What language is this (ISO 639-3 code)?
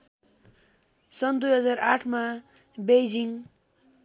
nep